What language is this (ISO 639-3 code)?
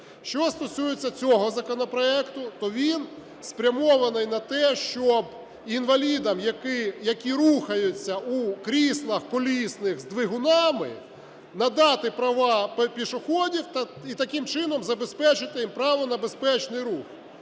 ukr